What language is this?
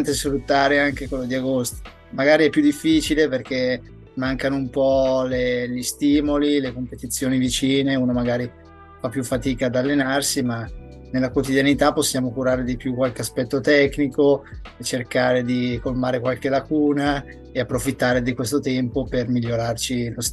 Italian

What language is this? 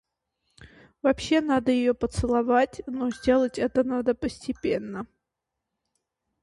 Russian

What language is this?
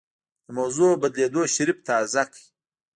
Pashto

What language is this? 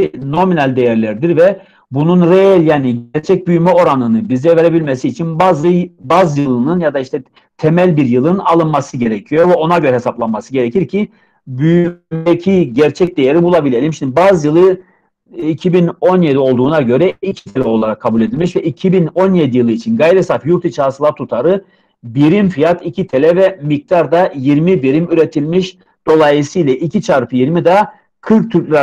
Turkish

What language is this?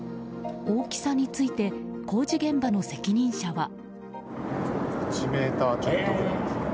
Japanese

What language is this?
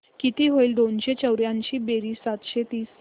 Marathi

